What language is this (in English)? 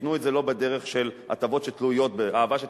Hebrew